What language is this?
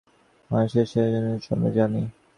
Bangla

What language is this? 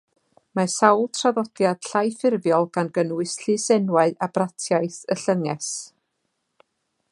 Welsh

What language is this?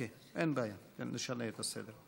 Hebrew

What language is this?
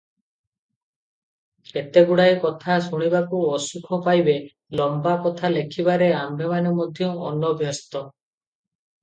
Odia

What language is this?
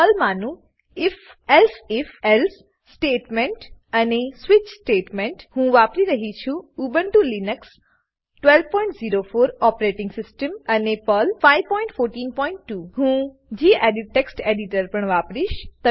Gujarati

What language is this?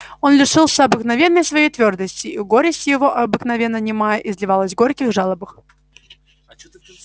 Russian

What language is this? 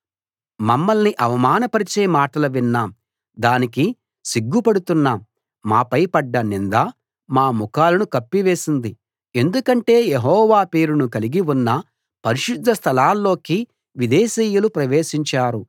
Telugu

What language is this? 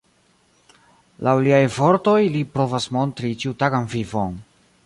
Esperanto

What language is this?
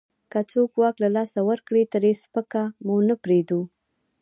Pashto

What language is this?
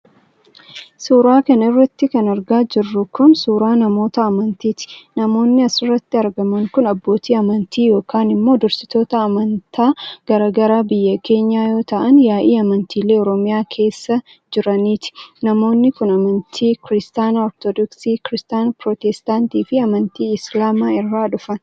Oromo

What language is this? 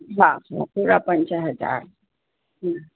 Sindhi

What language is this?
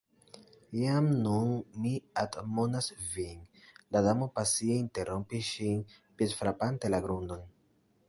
Esperanto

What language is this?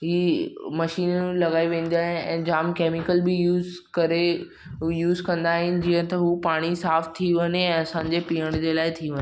Sindhi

